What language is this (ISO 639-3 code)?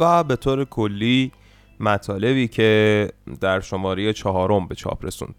fas